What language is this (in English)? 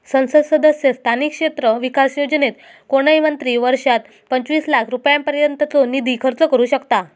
Marathi